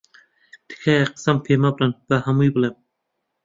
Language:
Central Kurdish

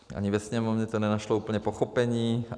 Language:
Czech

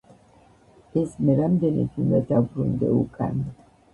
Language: Georgian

